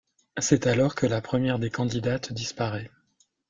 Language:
French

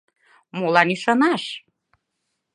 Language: Mari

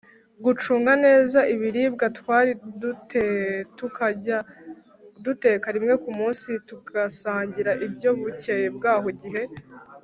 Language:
Kinyarwanda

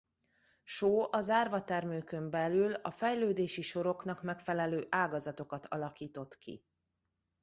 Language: Hungarian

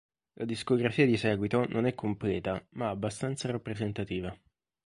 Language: Italian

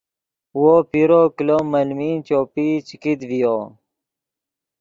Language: Yidgha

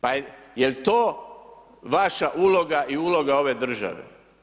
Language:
Croatian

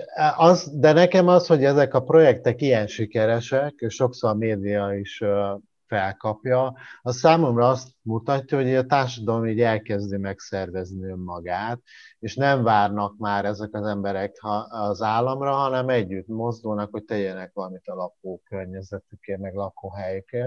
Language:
Hungarian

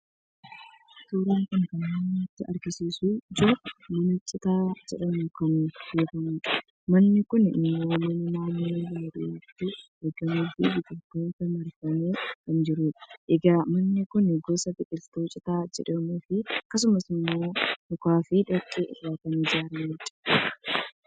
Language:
Oromo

